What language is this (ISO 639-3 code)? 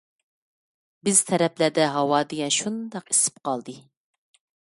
uig